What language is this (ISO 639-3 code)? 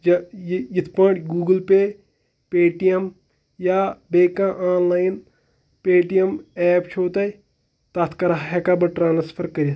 kas